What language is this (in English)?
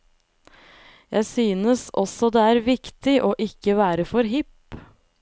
Norwegian